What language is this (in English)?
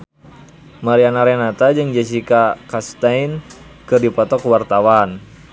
Sundanese